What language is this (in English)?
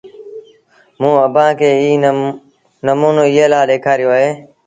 Sindhi Bhil